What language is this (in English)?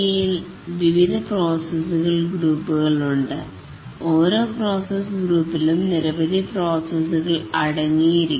Malayalam